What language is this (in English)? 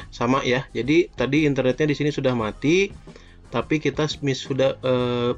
Indonesian